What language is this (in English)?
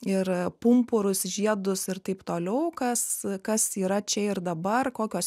Lithuanian